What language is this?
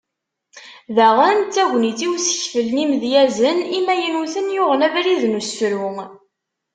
Kabyle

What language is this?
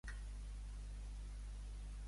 Catalan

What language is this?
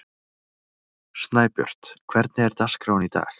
Icelandic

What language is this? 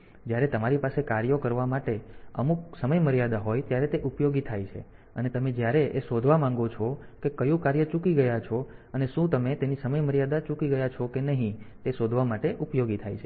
Gujarati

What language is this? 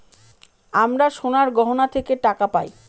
Bangla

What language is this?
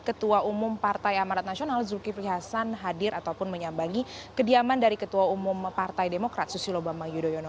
Indonesian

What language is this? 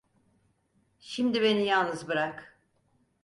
Turkish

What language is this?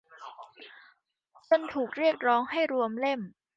Thai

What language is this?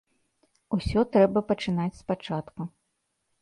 Belarusian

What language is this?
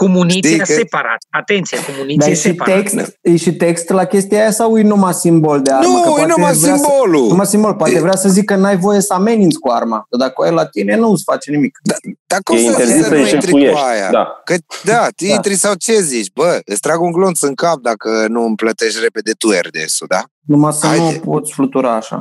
Romanian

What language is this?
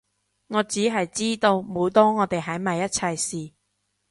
Cantonese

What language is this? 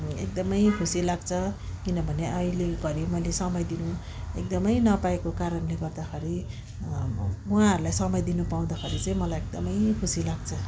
Nepali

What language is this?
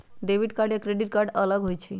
Magahi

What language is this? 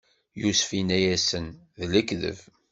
Kabyle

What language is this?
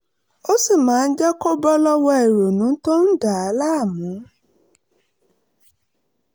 Yoruba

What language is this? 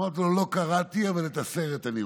Hebrew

